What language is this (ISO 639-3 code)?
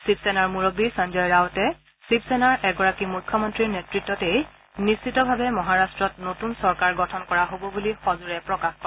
asm